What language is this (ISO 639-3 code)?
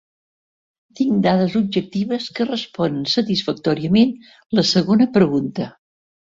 cat